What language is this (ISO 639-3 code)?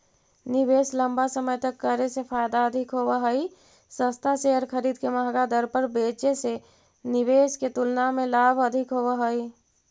mag